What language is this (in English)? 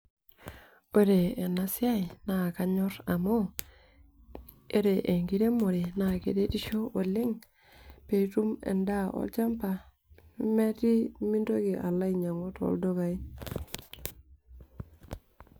Masai